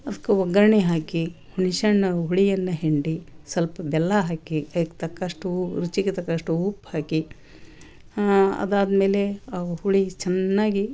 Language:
Kannada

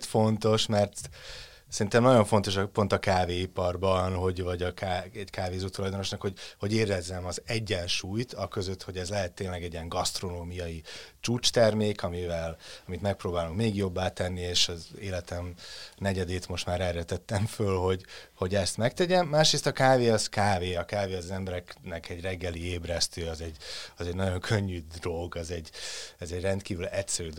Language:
Hungarian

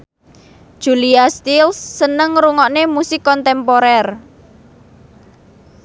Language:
Javanese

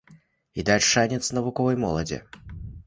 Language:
Belarusian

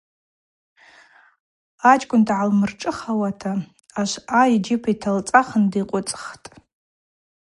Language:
Abaza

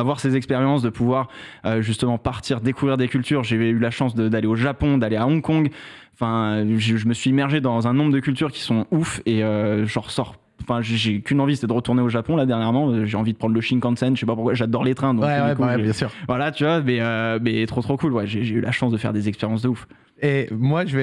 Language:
French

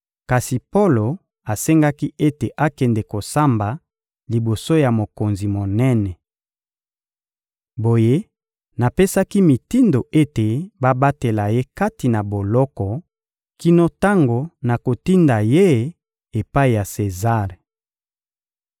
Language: Lingala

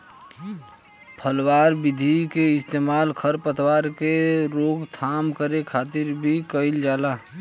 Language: Bhojpuri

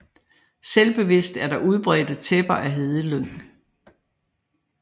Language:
Danish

